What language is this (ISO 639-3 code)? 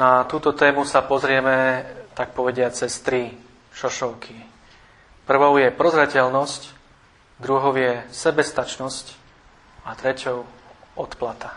slk